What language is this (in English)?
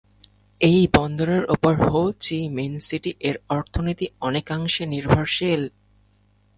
Bangla